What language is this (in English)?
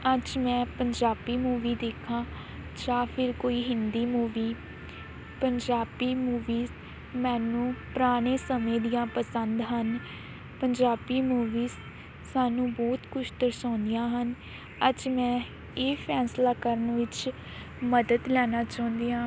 Punjabi